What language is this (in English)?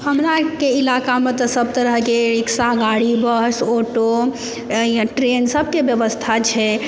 Maithili